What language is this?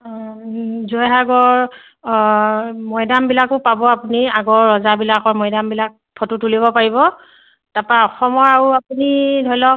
Assamese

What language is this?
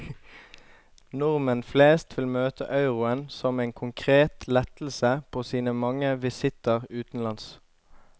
Norwegian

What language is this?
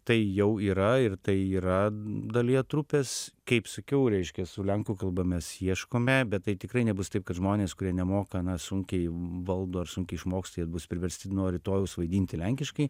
Lithuanian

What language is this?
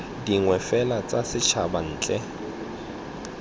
Tswana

